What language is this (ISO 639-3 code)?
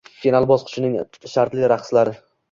uzb